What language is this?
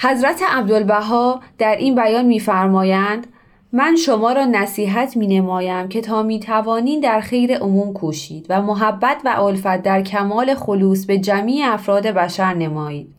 Persian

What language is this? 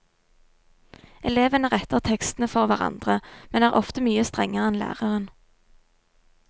Norwegian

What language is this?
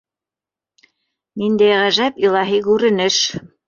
Bashkir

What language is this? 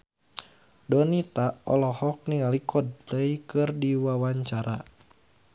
Sundanese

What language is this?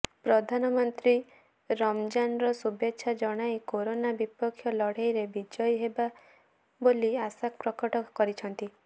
Odia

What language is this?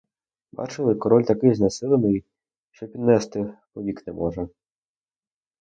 Ukrainian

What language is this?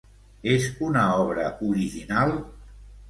Catalan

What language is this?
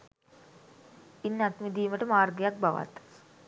Sinhala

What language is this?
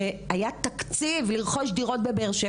Hebrew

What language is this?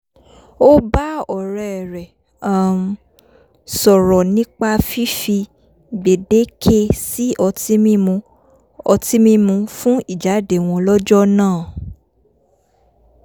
Yoruba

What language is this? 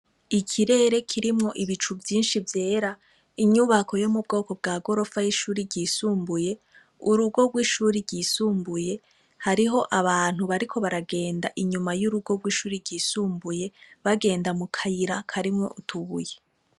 Rundi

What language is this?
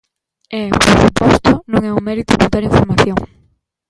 Galician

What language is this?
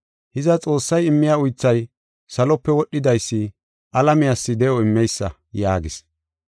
Gofa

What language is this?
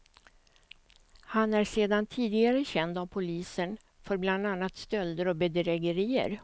Swedish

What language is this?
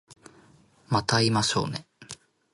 Japanese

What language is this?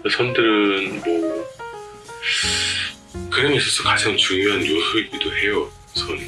Korean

